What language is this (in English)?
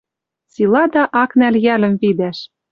Western Mari